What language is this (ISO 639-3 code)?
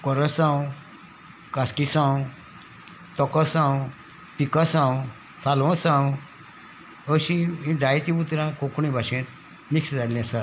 kok